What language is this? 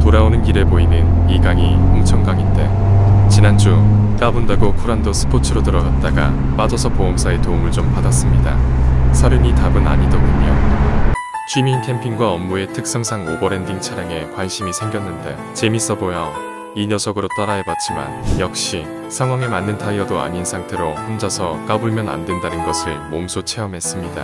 Korean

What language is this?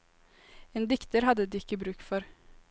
Norwegian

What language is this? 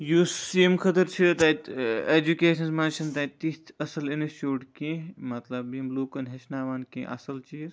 Kashmiri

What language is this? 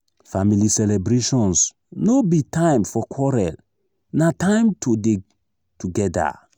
Nigerian Pidgin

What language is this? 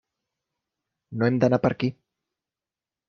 Catalan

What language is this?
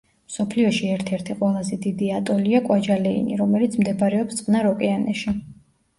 Georgian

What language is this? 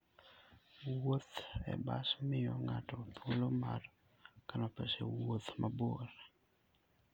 Luo (Kenya and Tanzania)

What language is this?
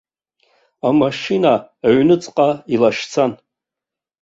Abkhazian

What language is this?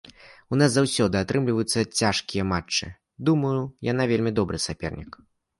Belarusian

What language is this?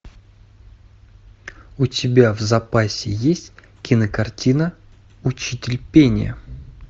Russian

